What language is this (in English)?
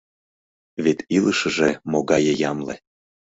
Mari